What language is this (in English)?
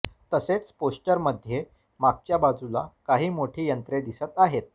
Marathi